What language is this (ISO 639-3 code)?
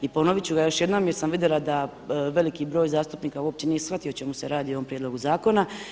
hrv